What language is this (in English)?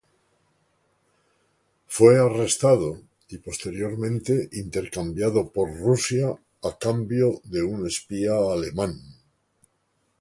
Spanish